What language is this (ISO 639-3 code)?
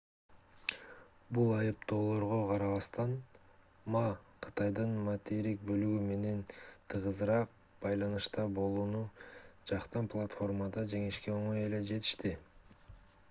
kir